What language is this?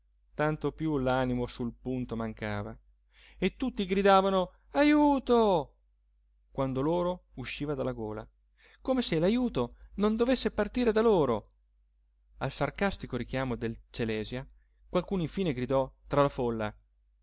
Italian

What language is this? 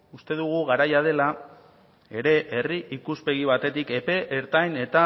Basque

